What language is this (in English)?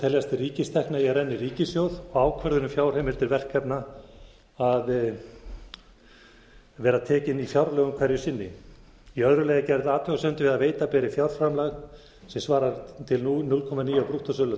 Icelandic